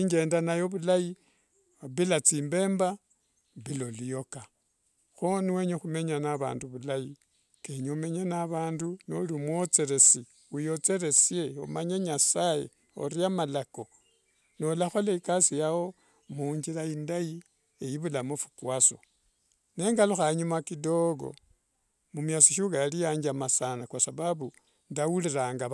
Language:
Wanga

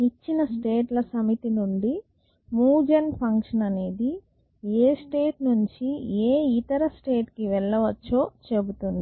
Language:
Telugu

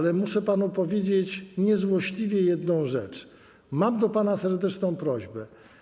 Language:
Polish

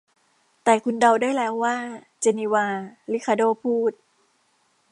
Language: Thai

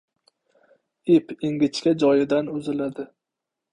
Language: Uzbek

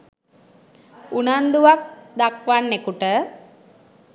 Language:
Sinhala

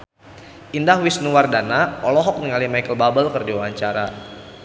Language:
Sundanese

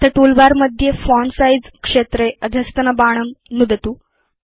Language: Sanskrit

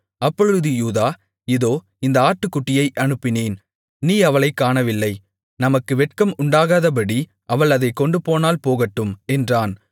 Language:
Tamil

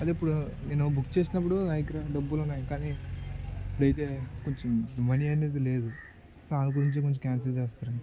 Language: Telugu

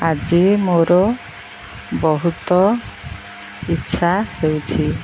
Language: Odia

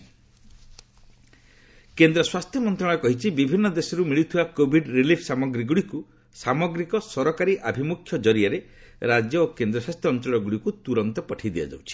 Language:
Odia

